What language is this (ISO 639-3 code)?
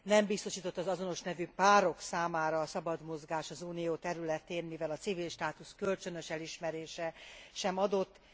hun